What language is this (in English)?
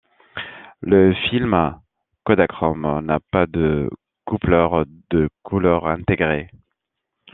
French